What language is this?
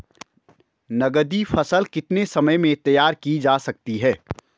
Hindi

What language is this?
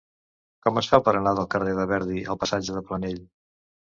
Catalan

